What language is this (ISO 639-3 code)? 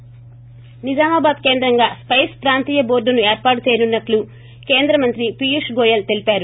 tel